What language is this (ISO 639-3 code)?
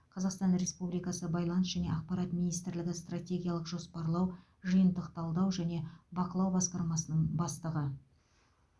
kaz